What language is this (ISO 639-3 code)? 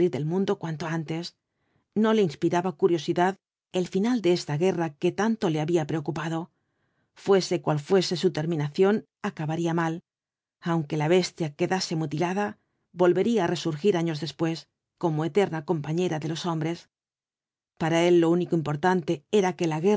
spa